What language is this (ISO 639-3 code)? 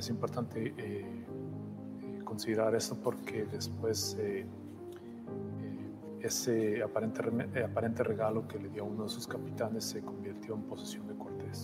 spa